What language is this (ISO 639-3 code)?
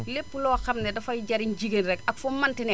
wol